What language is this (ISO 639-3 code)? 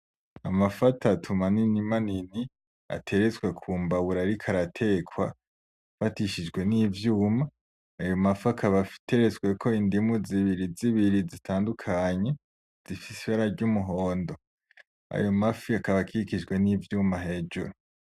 run